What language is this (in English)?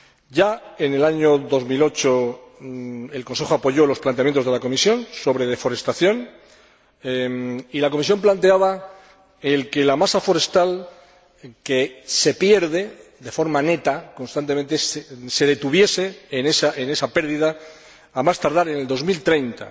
Spanish